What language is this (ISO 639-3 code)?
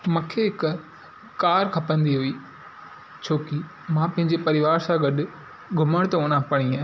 snd